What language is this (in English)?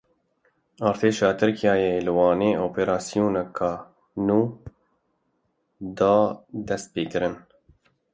Kurdish